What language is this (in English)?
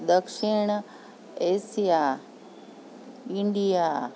Gujarati